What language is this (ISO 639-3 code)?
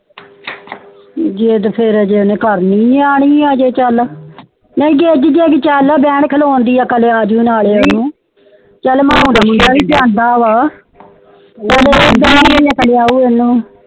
pan